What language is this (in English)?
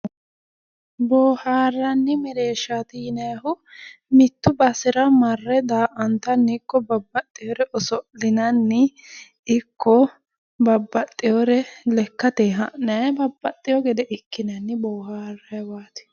Sidamo